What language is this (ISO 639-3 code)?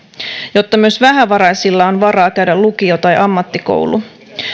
fin